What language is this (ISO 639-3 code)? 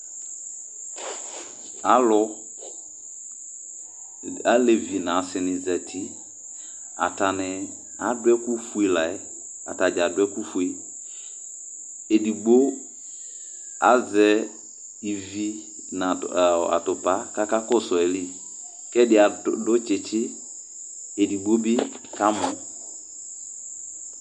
kpo